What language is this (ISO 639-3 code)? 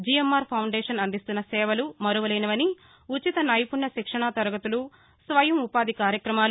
tel